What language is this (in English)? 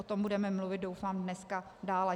Czech